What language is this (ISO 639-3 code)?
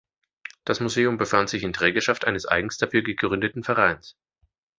deu